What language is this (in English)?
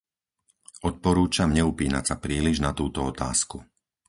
Slovak